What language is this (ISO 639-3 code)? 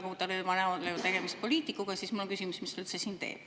est